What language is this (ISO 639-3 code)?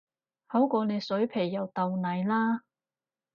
yue